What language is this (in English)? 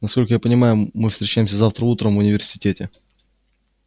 Russian